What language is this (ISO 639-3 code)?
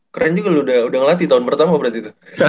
ind